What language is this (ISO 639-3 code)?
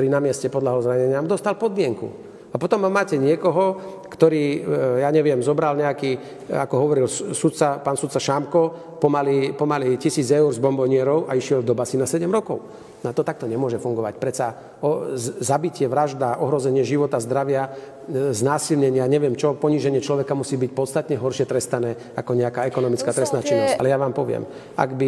slk